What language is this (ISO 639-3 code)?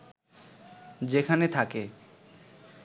ben